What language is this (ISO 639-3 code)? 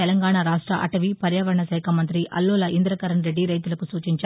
tel